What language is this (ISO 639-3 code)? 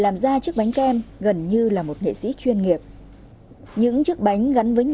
vie